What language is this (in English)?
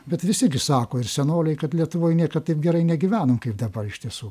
Lithuanian